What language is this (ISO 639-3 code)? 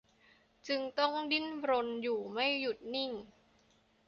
tha